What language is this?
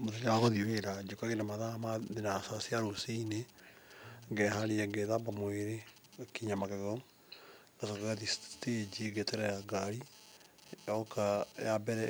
Kikuyu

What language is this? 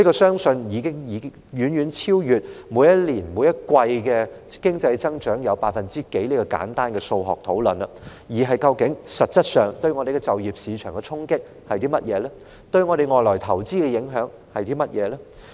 Cantonese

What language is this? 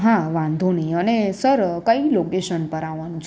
Gujarati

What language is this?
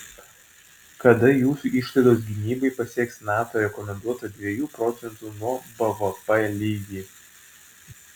Lithuanian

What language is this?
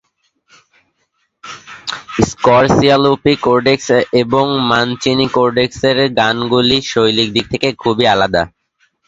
Bangla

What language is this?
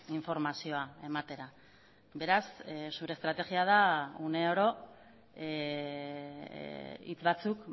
Basque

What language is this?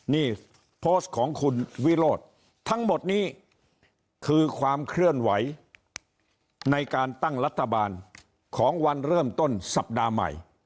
Thai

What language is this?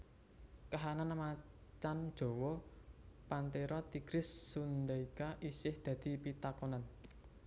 Javanese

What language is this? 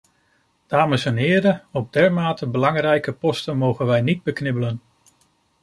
Dutch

